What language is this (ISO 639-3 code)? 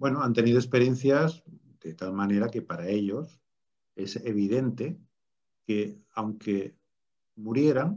spa